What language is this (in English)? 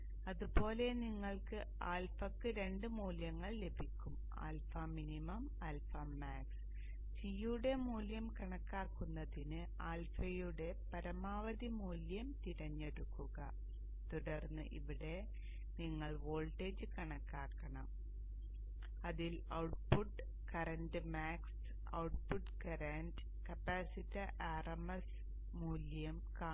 Malayalam